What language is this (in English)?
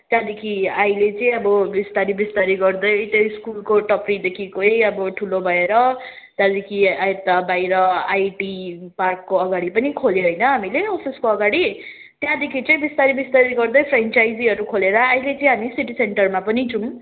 Nepali